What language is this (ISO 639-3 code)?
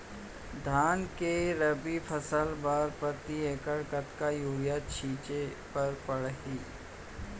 hne